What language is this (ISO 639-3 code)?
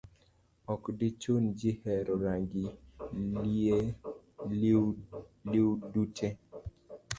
luo